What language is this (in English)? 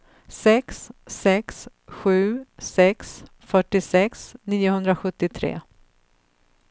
Swedish